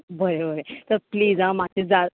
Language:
Konkani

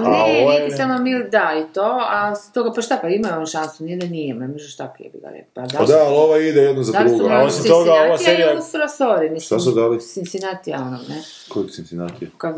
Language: Croatian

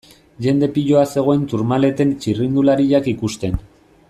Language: Basque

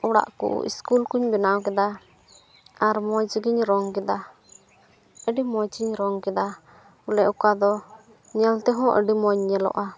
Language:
Santali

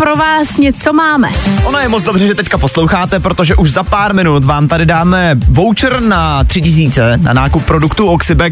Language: Czech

